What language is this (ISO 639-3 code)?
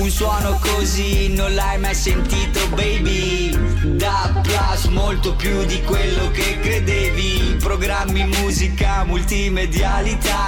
ita